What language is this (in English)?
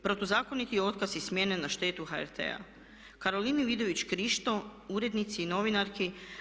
Croatian